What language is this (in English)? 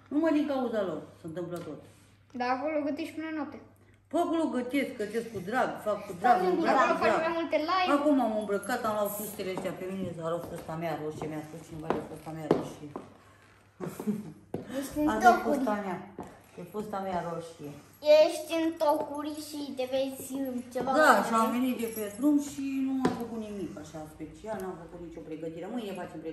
Romanian